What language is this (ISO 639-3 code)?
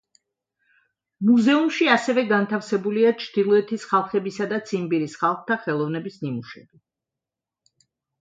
kat